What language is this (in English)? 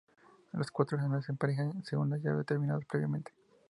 Spanish